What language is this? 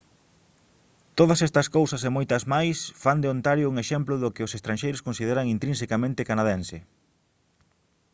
Galician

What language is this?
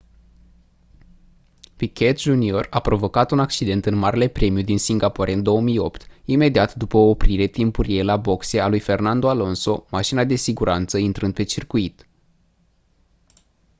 Romanian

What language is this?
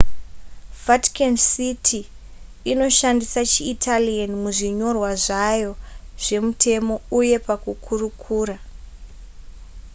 Shona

